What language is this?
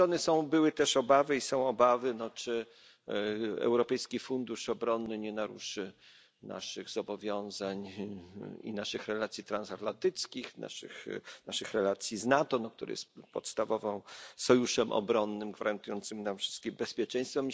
Polish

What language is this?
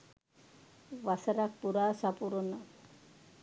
Sinhala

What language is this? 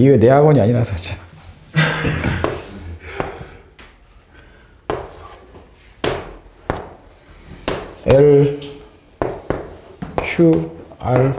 Korean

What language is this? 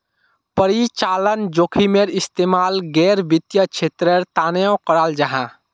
Magahi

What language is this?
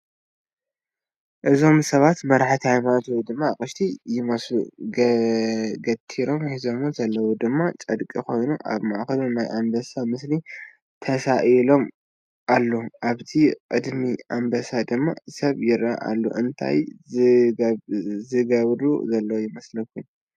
Tigrinya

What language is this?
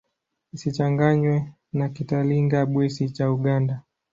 Swahili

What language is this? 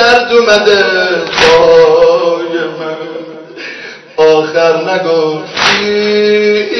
Persian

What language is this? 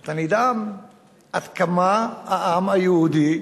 Hebrew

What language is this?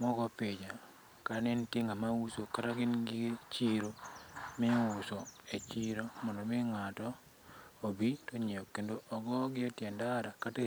Luo (Kenya and Tanzania)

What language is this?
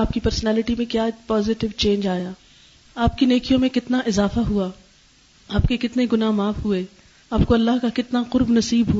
Urdu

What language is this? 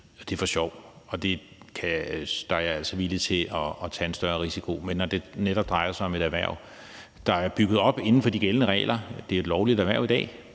Danish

